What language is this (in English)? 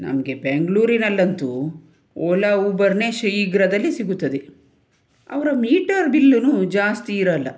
Kannada